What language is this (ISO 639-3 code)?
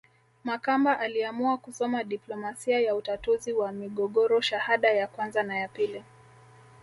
swa